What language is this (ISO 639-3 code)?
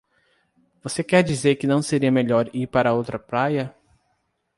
por